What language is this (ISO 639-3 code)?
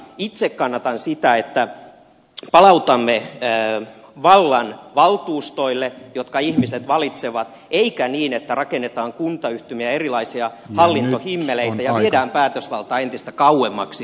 fin